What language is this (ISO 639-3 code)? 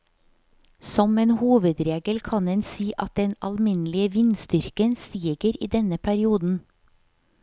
nor